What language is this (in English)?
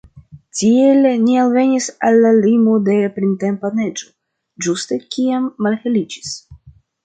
Esperanto